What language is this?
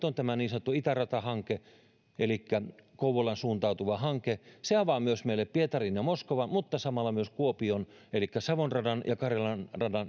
Finnish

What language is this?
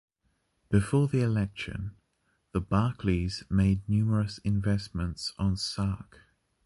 English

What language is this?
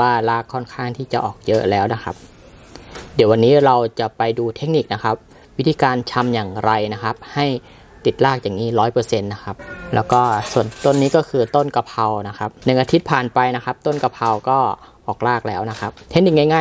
Thai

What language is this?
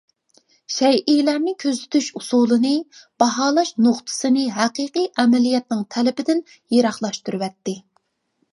Uyghur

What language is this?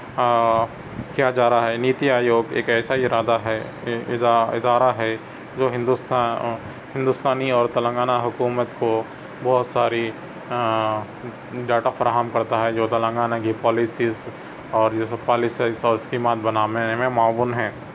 Urdu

